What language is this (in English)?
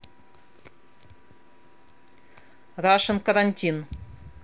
Russian